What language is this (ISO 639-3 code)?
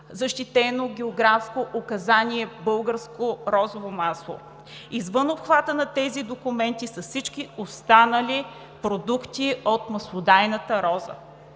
bul